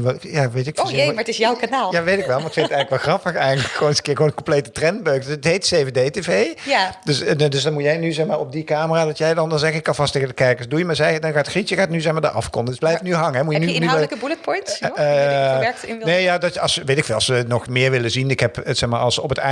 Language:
Dutch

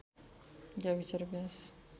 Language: Nepali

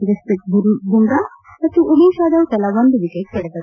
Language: Kannada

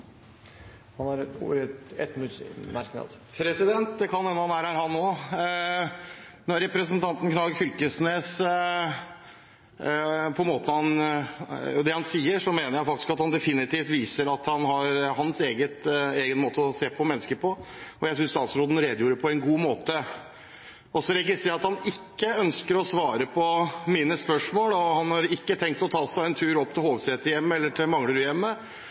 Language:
Norwegian Bokmål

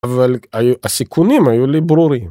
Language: Hebrew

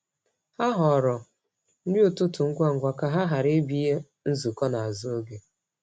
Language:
Igbo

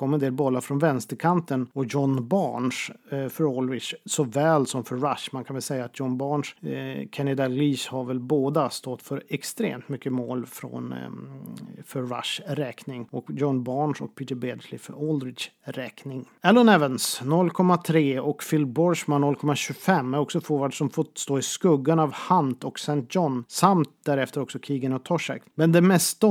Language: Swedish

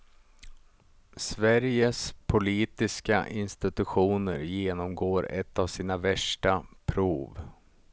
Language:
Swedish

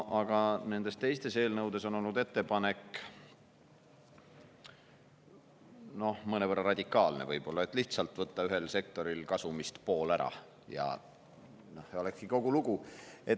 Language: Estonian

